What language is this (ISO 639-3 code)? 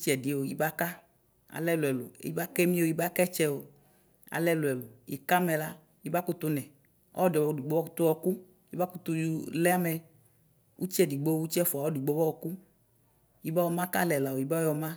kpo